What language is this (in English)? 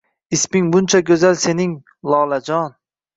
Uzbek